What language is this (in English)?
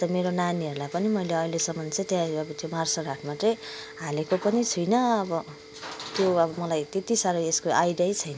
Nepali